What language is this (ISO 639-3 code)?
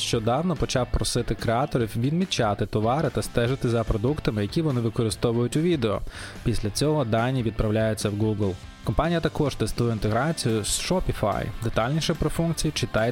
ukr